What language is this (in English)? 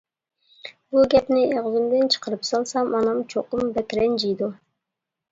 Uyghur